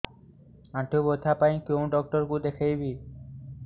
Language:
Odia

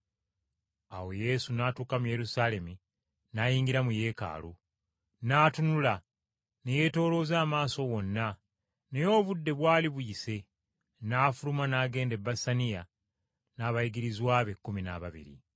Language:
Ganda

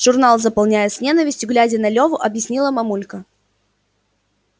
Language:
Russian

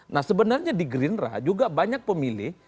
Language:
Indonesian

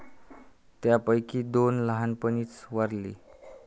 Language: Marathi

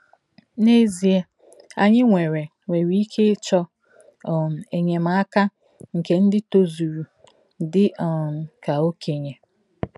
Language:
Igbo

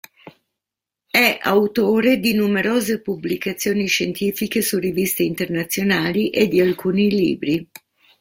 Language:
Italian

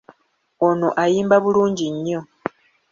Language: Ganda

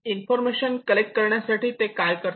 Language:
Marathi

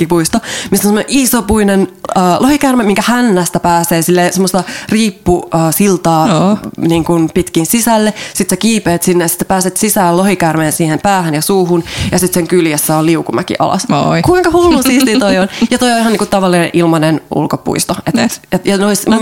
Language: Finnish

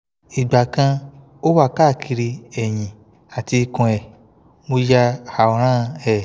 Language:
Yoruba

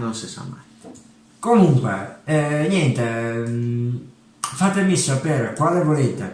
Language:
Italian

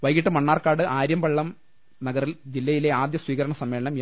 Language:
Malayalam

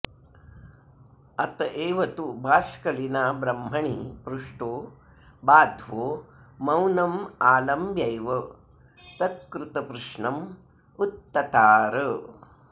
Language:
Sanskrit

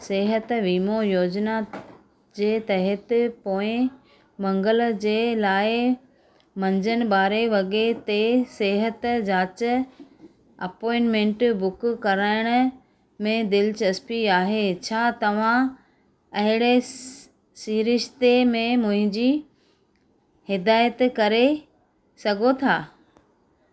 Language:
Sindhi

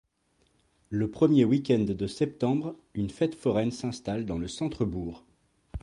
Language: French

